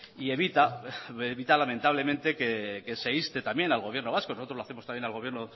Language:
Spanish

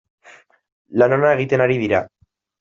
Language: Basque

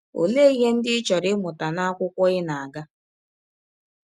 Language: Igbo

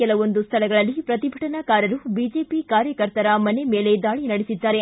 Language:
Kannada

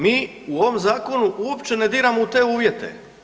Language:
Croatian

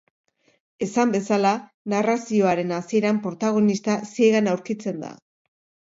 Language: Basque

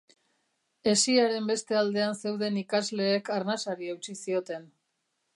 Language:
Basque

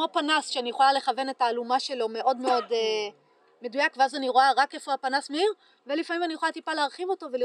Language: Hebrew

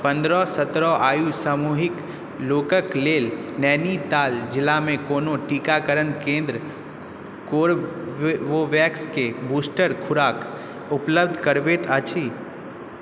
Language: Maithili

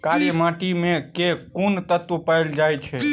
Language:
Maithili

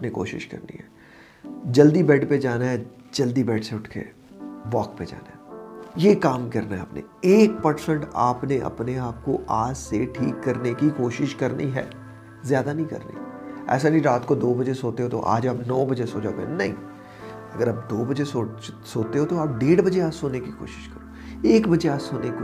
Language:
Urdu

